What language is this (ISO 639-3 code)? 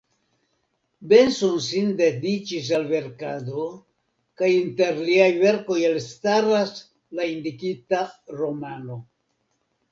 epo